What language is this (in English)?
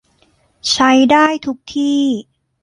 Thai